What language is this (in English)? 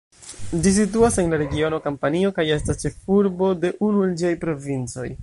Esperanto